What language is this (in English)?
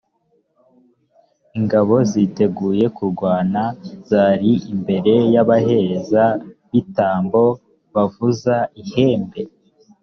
Kinyarwanda